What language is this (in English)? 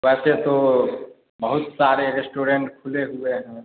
Hindi